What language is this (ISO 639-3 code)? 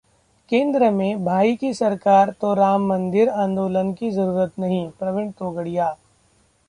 hin